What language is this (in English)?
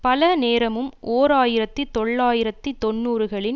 Tamil